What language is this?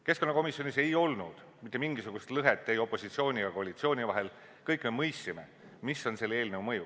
Estonian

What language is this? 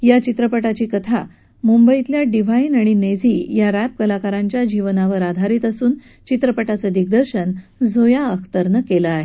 Marathi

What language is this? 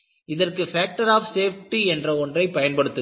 Tamil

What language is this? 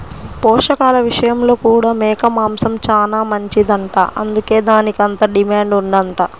Telugu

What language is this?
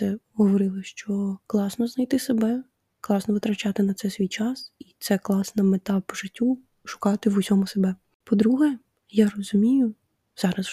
Ukrainian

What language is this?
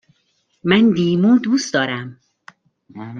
Persian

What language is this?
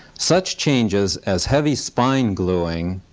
English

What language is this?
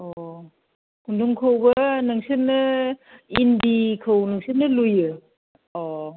Bodo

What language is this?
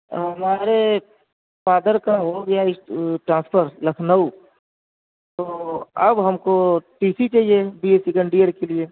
Urdu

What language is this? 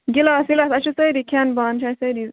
Kashmiri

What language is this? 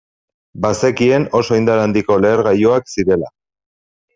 Basque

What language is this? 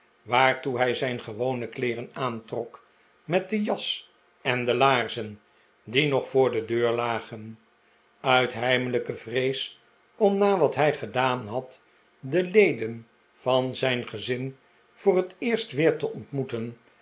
Dutch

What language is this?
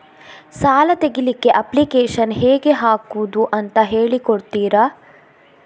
Kannada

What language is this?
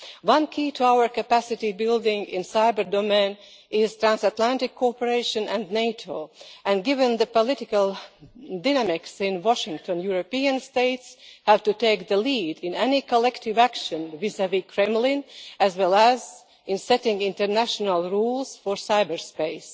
English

